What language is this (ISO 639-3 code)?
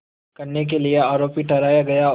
hin